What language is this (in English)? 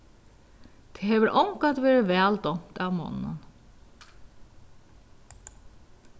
Faroese